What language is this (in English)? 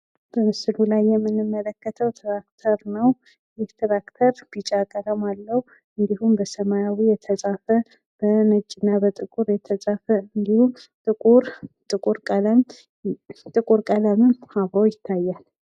Amharic